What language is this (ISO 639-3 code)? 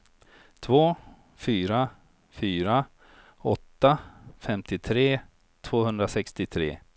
swe